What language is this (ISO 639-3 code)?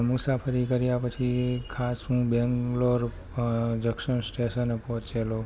guj